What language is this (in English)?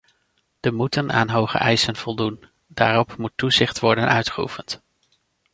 Dutch